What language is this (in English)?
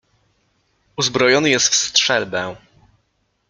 Polish